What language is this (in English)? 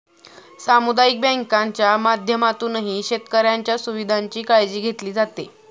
Marathi